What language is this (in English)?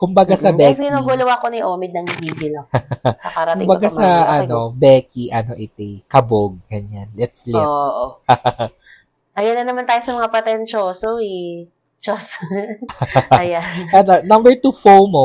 Filipino